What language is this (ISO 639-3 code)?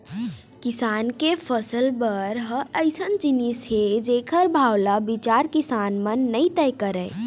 hne